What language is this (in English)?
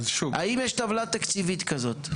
Hebrew